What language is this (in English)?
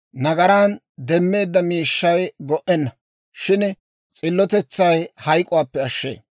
Dawro